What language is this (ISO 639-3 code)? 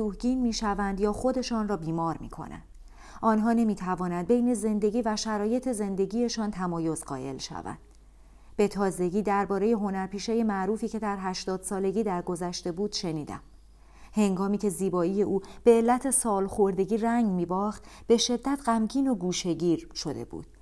fas